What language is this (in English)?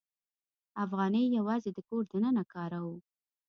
Pashto